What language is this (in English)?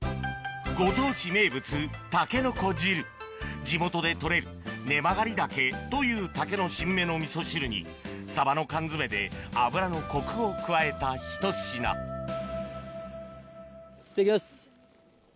Japanese